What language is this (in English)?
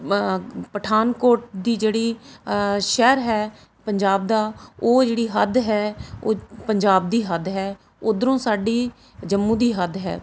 Punjabi